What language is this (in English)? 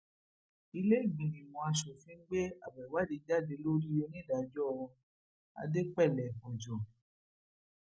Yoruba